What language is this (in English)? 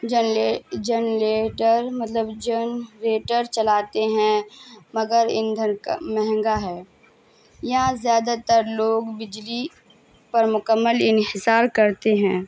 Urdu